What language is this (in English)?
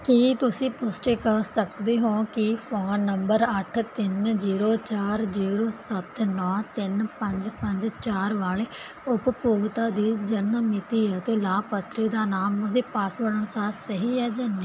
Punjabi